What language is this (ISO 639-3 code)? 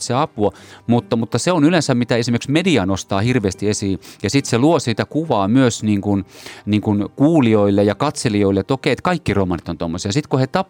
fin